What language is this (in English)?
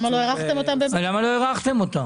Hebrew